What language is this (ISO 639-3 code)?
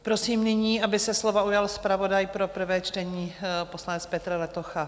ces